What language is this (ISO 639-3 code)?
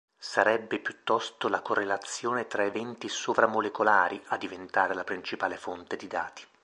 ita